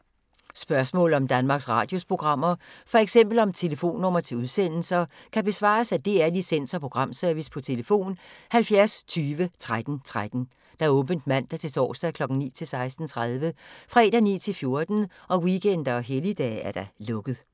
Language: Danish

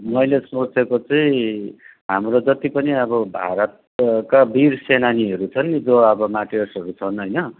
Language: Nepali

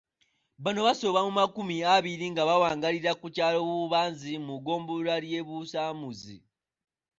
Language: Ganda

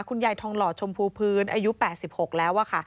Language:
Thai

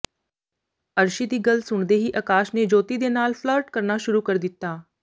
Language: Punjabi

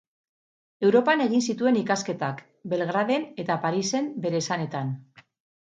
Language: Basque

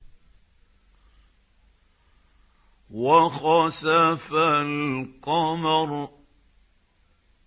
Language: Arabic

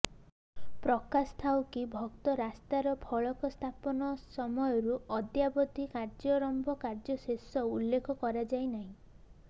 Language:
Odia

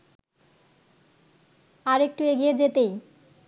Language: Bangla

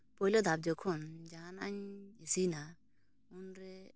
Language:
Santali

